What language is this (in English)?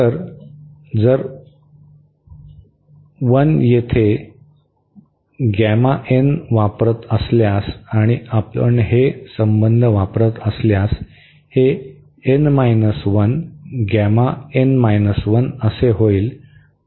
Marathi